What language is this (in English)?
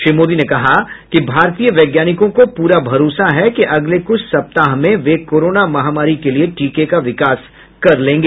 Hindi